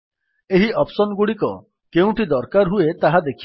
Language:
Odia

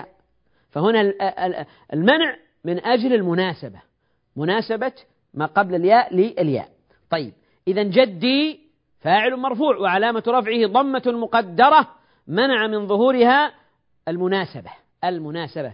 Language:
Arabic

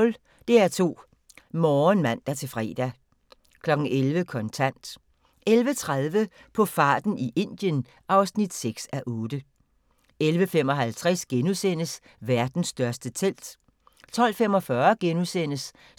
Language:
Danish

